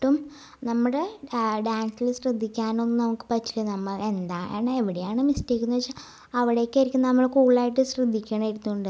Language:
Malayalam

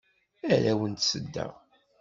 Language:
Kabyle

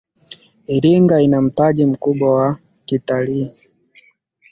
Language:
Swahili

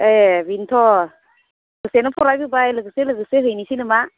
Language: Bodo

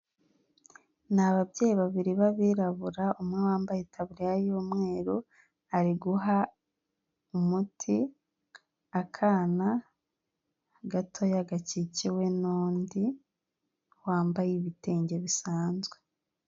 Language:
Kinyarwanda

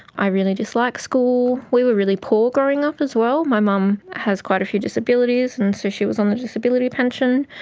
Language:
English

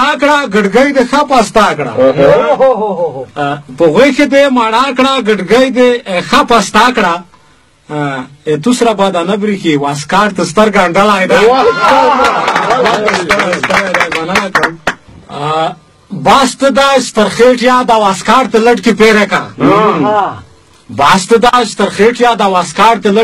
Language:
Persian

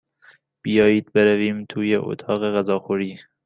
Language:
Persian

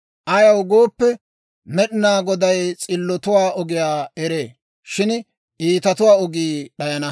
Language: Dawro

